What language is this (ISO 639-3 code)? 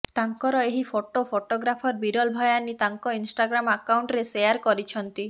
ori